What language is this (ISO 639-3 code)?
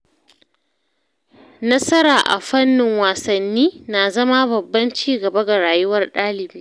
hau